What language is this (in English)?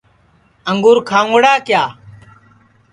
Sansi